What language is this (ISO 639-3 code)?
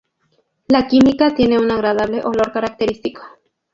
spa